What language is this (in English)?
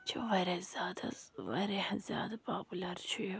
Kashmiri